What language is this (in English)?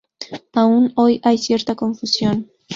Spanish